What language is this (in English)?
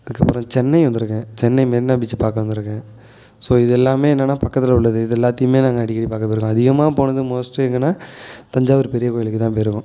Tamil